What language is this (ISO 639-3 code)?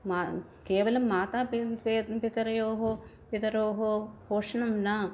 san